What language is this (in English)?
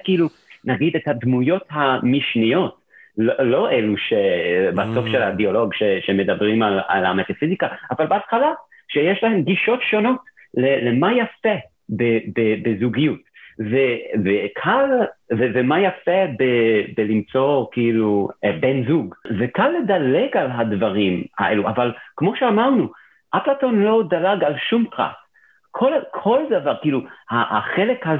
Hebrew